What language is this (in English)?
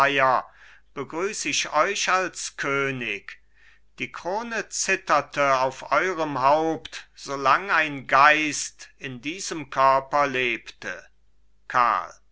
German